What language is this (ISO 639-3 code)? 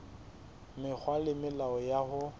sot